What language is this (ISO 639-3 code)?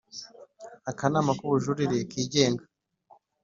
kin